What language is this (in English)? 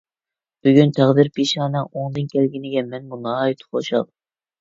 Uyghur